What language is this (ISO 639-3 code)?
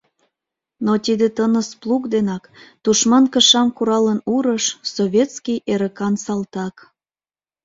chm